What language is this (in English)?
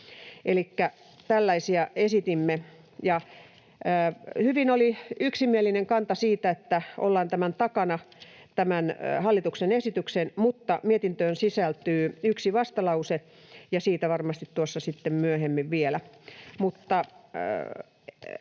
Finnish